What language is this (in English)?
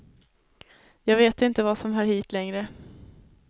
Swedish